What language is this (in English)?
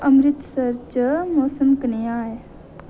Dogri